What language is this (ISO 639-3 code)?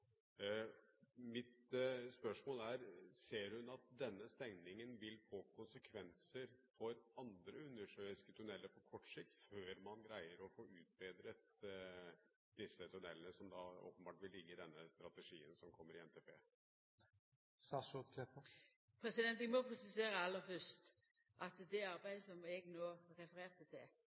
nor